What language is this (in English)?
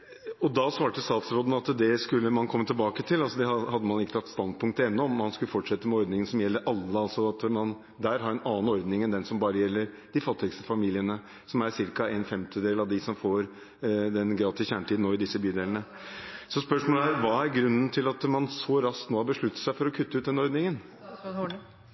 Norwegian Bokmål